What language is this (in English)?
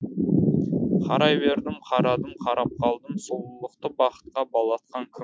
Kazakh